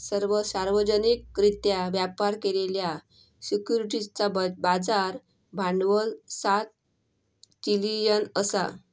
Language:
Marathi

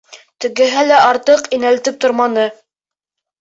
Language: Bashkir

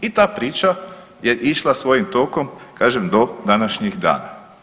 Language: Croatian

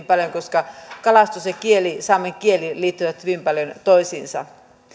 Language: Finnish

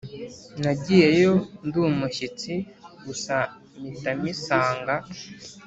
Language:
Kinyarwanda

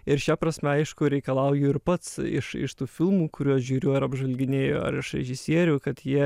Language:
Lithuanian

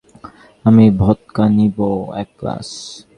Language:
Bangla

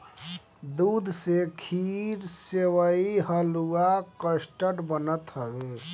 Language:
Bhojpuri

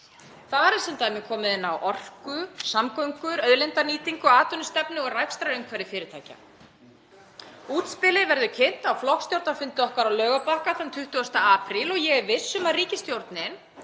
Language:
Icelandic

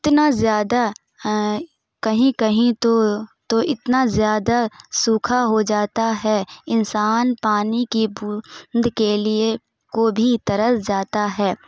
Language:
Urdu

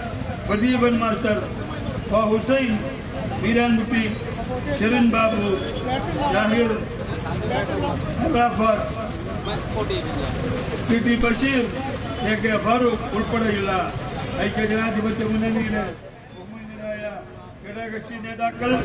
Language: Malayalam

